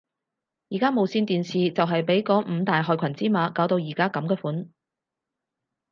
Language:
Cantonese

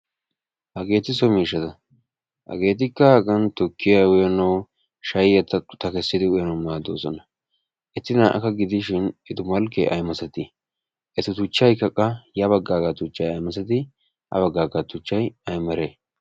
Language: Wolaytta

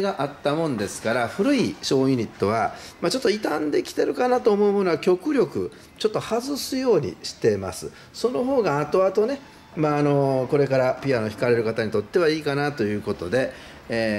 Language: Japanese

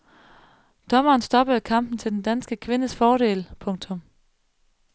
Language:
Danish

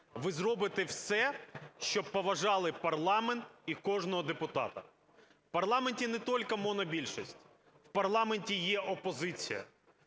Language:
Ukrainian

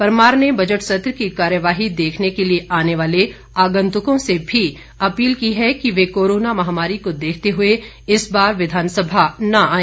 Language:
Hindi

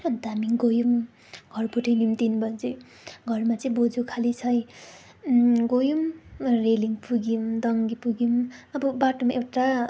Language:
Nepali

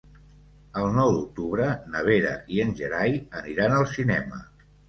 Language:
Catalan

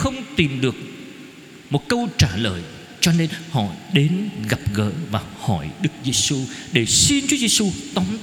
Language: Vietnamese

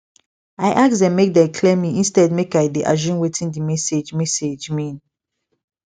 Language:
Nigerian Pidgin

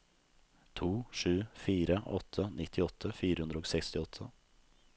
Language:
Norwegian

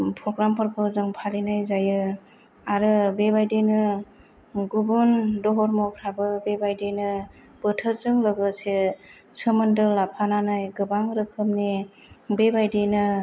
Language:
Bodo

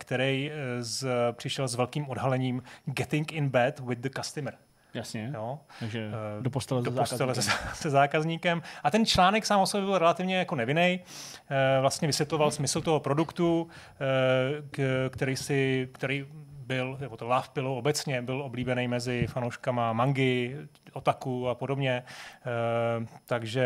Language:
Czech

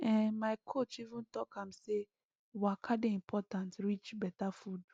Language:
Nigerian Pidgin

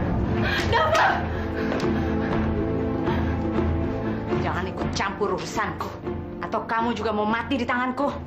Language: Indonesian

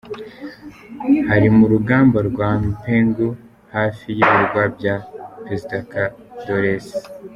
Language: Kinyarwanda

